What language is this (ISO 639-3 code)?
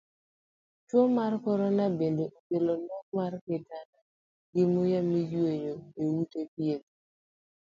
luo